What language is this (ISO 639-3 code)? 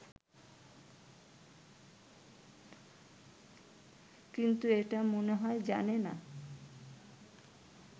ben